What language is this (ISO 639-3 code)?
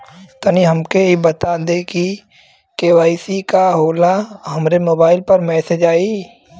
bho